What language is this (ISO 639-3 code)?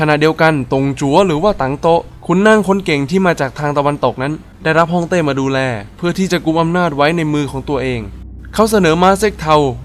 tha